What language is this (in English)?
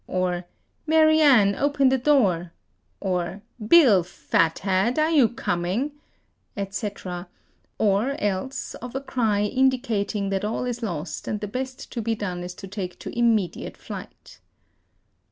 English